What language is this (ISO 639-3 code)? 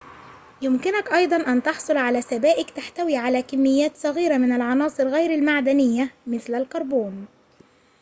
ara